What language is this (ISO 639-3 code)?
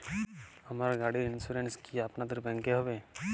ben